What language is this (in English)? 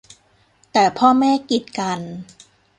Thai